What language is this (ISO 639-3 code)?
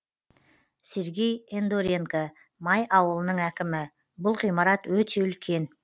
kaz